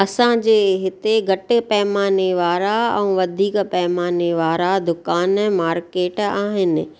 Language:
Sindhi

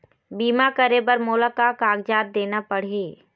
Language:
Chhattisgarhi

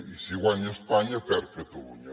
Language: Catalan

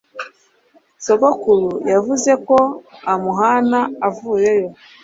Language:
Kinyarwanda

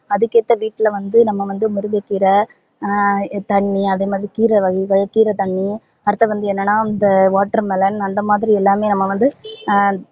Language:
Tamil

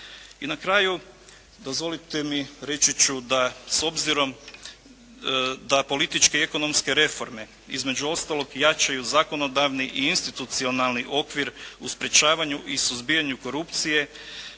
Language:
Croatian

